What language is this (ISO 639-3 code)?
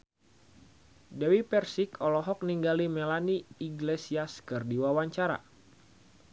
sun